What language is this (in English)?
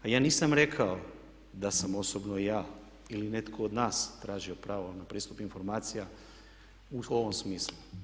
Croatian